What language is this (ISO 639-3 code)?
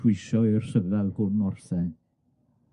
cym